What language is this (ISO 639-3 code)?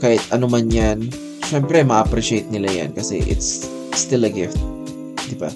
fil